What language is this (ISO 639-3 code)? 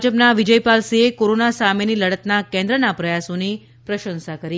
guj